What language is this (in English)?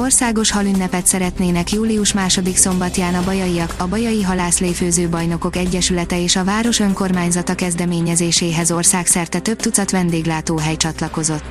Hungarian